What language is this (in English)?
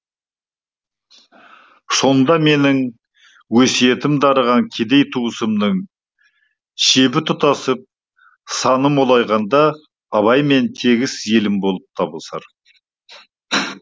Kazakh